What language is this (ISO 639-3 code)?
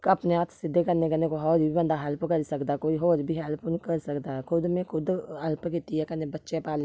doi